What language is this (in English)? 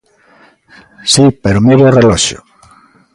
Galician